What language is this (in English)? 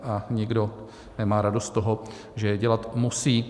Czech